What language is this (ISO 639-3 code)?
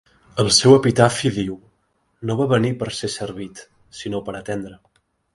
cat